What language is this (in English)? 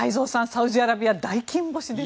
Japanese